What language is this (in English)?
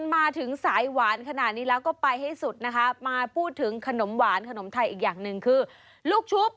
Thai